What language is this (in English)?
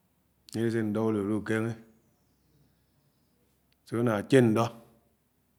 Anaang